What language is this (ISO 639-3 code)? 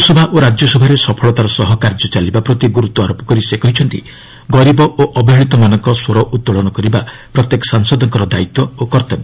ori